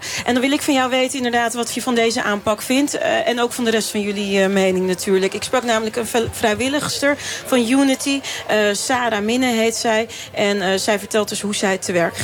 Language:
Dutch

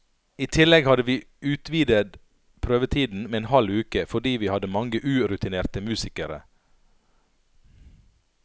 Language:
Norwegian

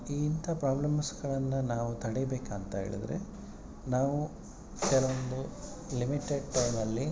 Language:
Kannada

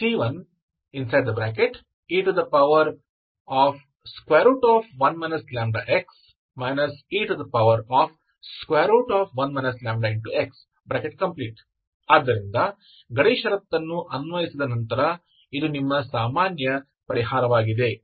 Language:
Kannada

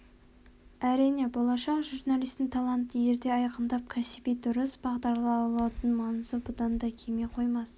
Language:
Kazakh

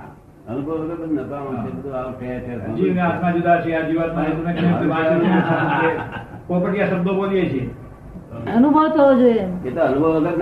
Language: Gujarati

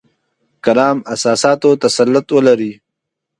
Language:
Pashto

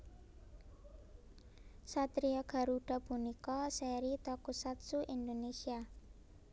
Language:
Javanese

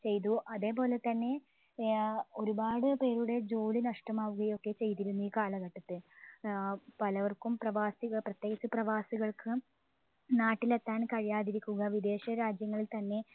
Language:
Malayalam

